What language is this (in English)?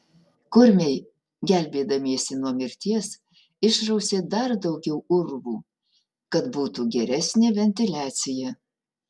Lithuanian